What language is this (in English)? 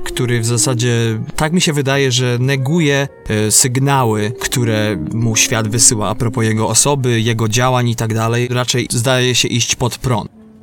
Polish